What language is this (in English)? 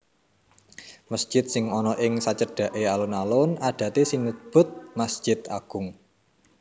Javanese